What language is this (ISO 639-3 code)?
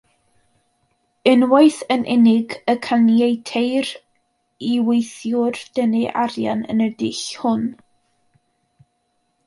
cym